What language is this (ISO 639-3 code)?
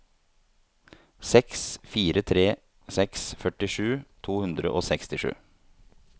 nor